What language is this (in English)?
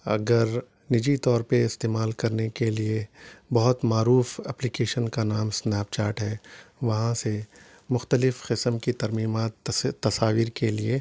Urdu